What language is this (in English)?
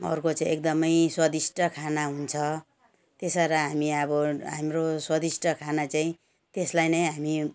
Nepali